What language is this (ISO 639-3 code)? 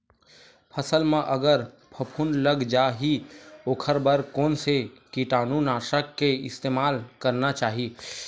hne